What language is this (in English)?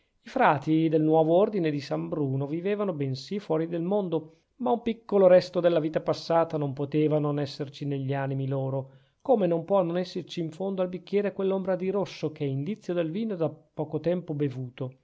Italian